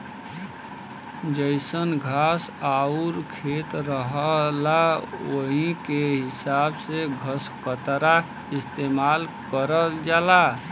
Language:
Bhojpuri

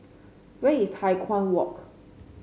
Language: English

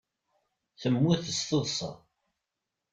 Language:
Kabyle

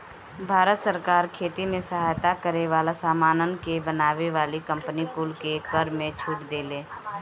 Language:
Bhojpuri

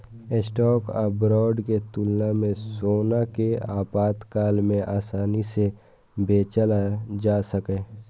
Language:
Maithili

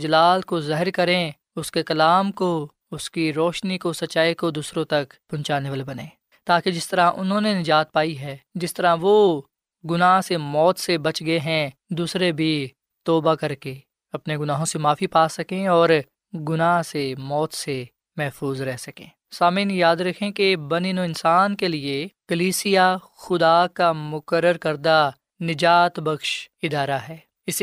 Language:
Urdu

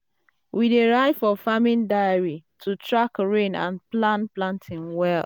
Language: Nigerian Pidgin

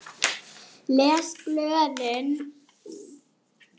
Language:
Icelandic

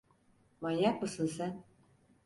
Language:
Turkish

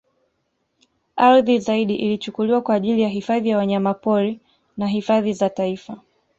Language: Swahili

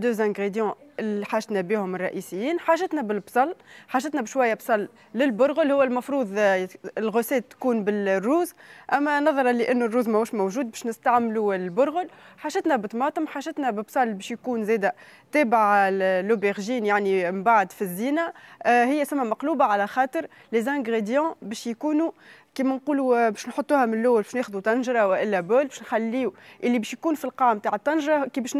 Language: Arabic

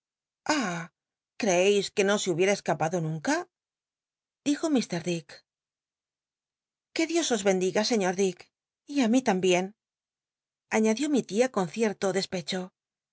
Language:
Spanish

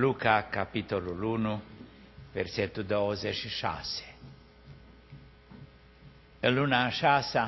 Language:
Romanian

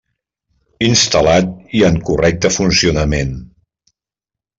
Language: Catalan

